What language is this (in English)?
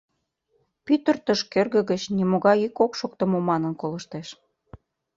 Mari